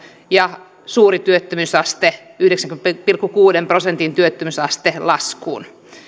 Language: Finnish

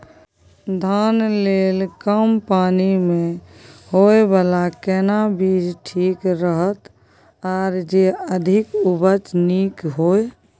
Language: Maithili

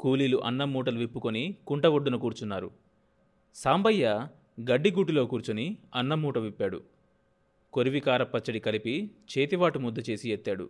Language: Telugu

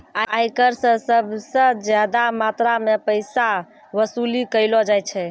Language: Maithili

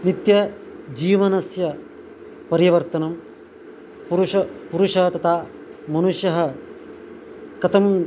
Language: Sanskrit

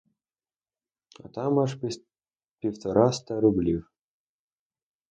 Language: Ukrainian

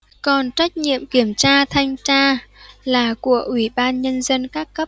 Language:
Vietnamese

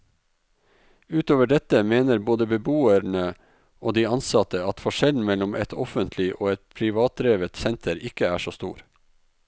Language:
Norwegian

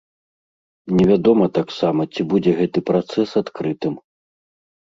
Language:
Belarusian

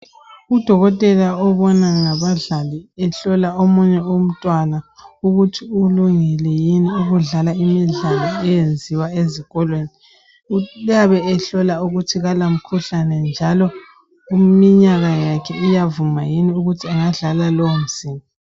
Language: North Ndebele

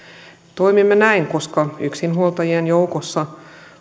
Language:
Finnish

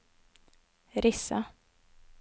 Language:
Norwegian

